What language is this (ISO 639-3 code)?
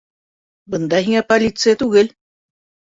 bak